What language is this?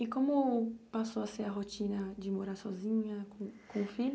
Portuguese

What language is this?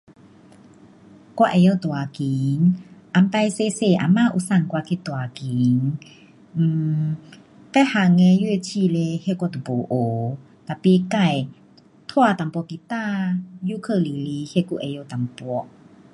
Pu-Xian Chinese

